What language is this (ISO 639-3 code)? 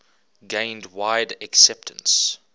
eng